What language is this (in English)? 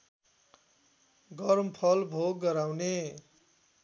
Nepali